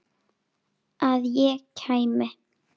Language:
Icelandic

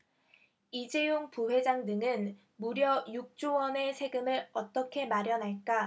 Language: Korean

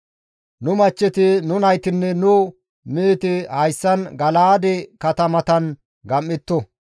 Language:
Gamo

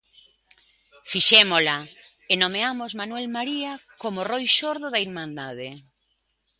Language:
Galician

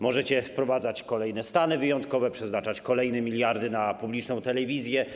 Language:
Polish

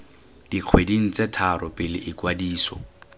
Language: Tswana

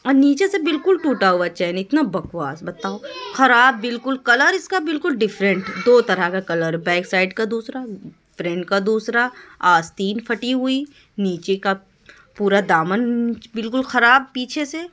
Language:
Urdu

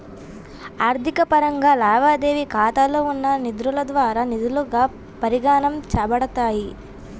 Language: Telugu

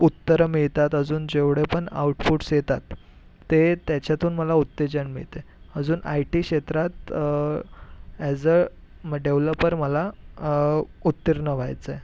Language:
Marathi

